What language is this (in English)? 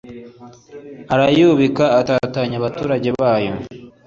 Kinyarwanda